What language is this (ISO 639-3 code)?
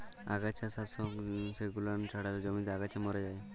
ben